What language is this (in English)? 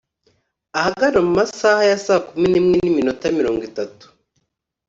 Kinyarwanda